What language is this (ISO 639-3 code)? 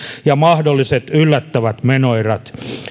fin